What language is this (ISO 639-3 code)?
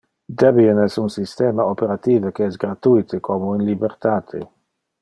ina